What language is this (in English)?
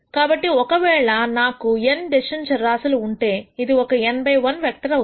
Telugu